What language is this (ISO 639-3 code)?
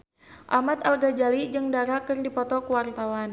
sun